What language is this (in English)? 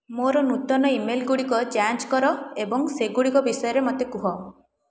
Odia